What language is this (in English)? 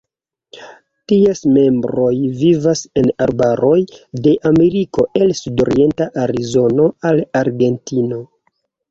Esperanto